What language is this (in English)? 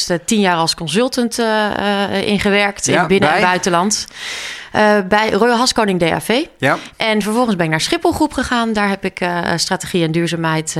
Dutch